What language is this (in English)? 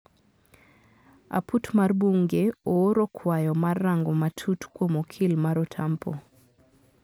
Luo (Kenya and Tanzania)